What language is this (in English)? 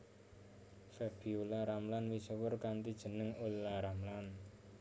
Javanese